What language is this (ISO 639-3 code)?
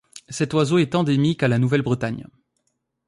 fra